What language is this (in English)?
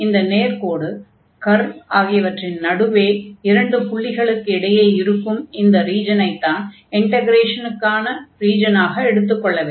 Tamil